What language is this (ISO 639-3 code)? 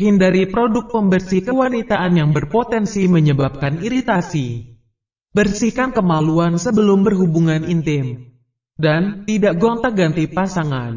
ind